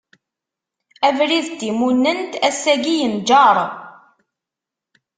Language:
Kabyle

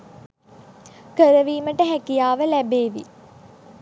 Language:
Sinhala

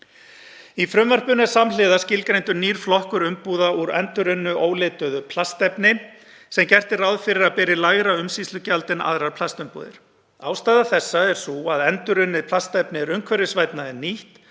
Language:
Icelandic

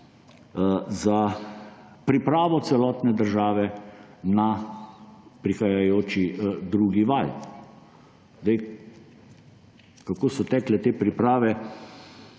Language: Slovenian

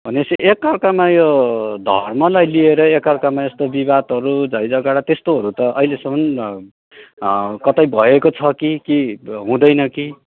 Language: Nepali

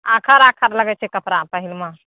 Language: Maithili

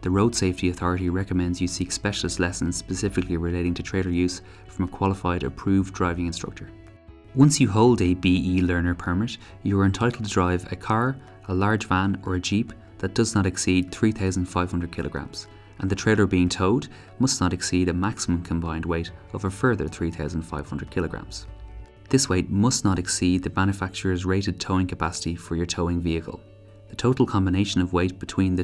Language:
English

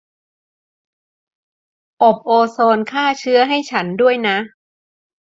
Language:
Thai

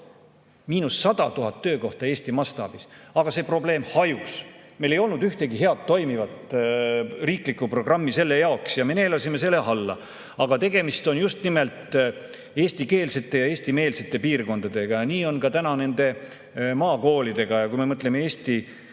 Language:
Estonian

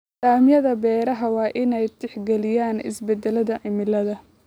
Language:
Somali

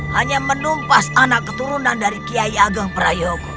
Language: Indonesian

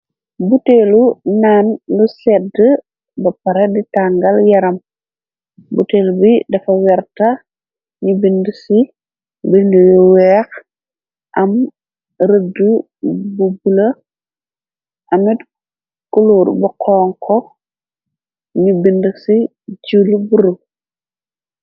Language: Wolof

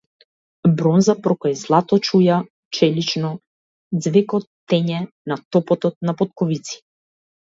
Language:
Macedonian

